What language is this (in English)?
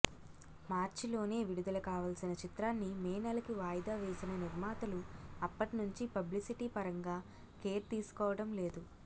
Telugu